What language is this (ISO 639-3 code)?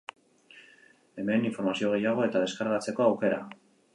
eus